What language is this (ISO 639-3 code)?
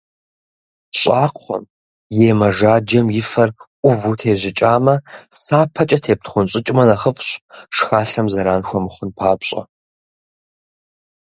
kbd